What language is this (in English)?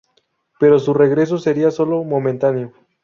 Spanish